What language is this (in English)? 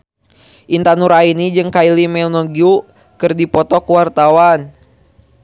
Sundanese